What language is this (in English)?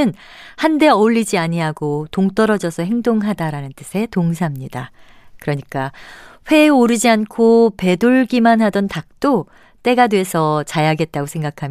Korean